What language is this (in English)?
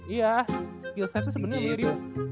Indonesian